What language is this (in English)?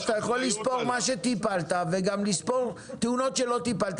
Hebrew